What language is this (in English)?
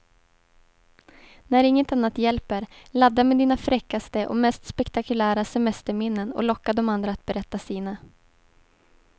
Swedish